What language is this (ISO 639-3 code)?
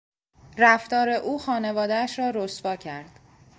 fas